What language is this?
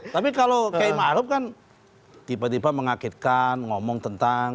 Indonesian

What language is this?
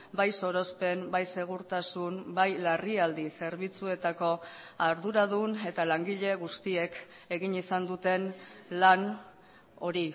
Basque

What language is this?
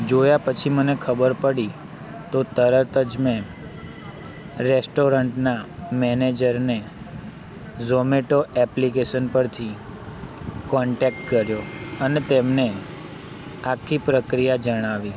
Gujarati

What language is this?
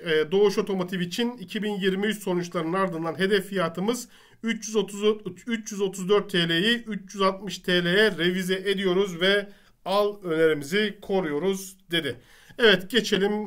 Turkish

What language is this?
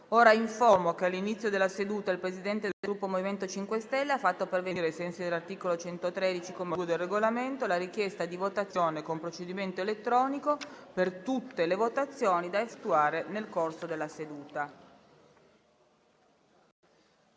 Italian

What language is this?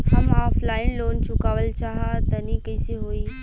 Bhojpuri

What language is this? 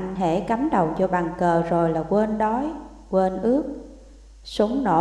Vietnamese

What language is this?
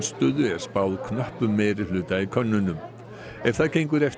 Icelandic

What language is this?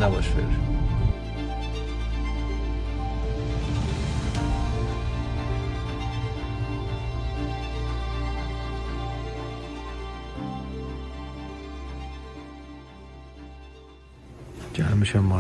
Turkish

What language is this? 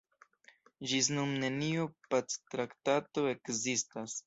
Esperanto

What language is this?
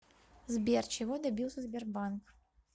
Russian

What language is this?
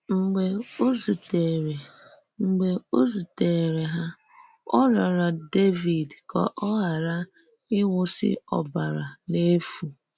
Igbo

